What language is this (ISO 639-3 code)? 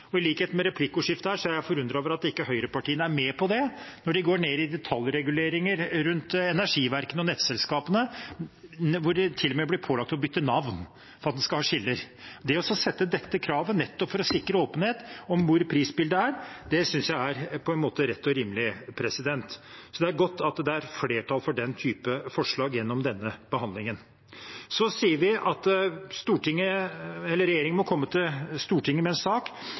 nob